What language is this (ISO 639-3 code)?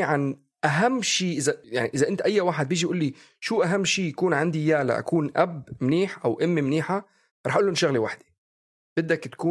ara